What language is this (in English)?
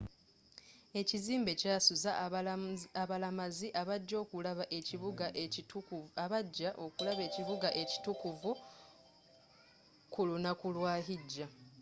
Ganda